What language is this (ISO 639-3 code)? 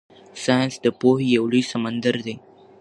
pus